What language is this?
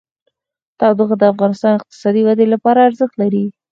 Pashto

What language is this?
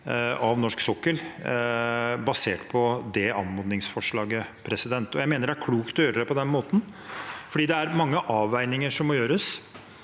Norwegian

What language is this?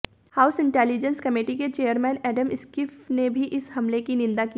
Hindi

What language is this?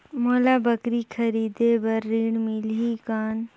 Chhattisgarhi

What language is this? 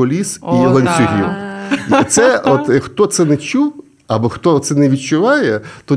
Ukrainian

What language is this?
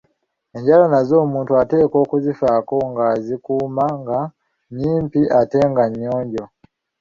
Ganda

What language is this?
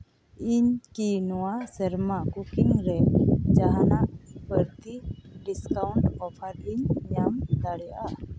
Santali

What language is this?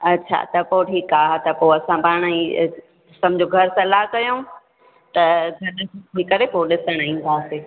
Sindhi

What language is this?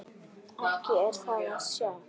Icelandic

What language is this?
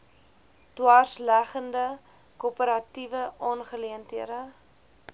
Afrikaans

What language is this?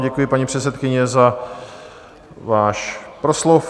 Czech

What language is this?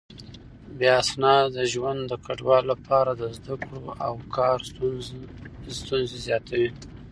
Pashto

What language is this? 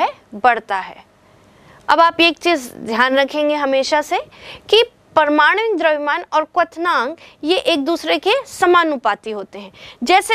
Hindi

